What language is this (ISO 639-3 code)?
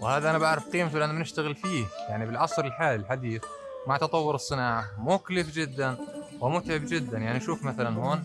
ara